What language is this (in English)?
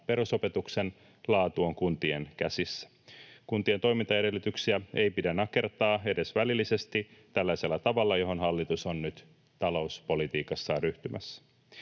Finnish